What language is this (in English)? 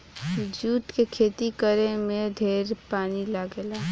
Bhojpuri